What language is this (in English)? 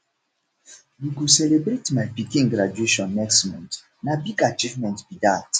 Nigerian Pidgin